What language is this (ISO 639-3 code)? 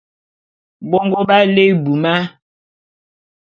bum